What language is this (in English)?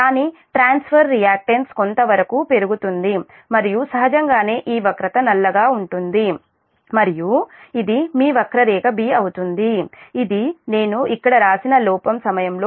Telugu